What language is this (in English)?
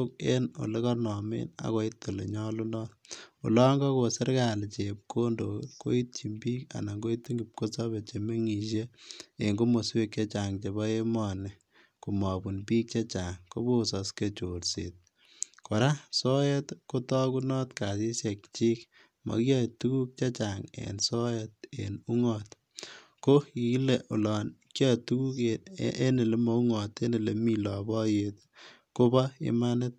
Kalenjin